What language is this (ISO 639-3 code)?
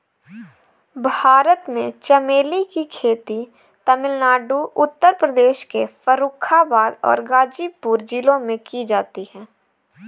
hin